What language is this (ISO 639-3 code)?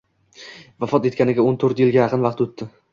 uzb